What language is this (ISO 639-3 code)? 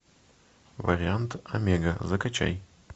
rus